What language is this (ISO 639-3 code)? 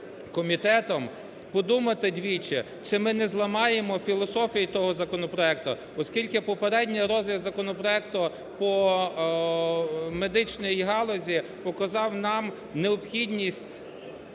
ukr